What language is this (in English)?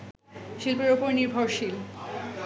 Bangla